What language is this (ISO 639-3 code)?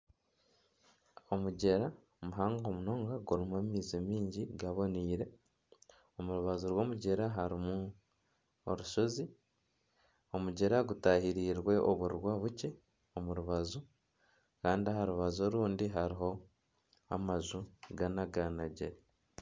nyn